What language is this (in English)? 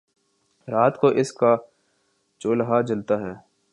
Urdu